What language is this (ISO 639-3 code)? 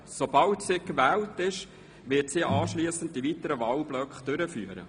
gsw